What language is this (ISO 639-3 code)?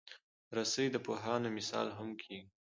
pus